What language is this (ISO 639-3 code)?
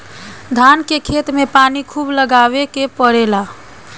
bho